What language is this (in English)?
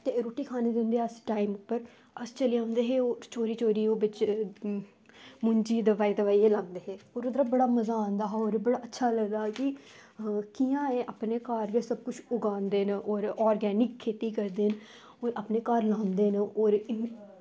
Dogri